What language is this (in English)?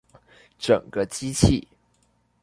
Chinese